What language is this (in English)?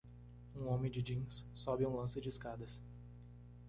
Portuguese